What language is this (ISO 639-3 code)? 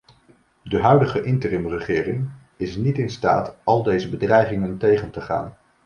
nld